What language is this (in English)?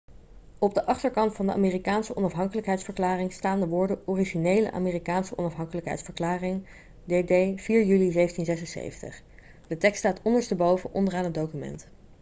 Dutch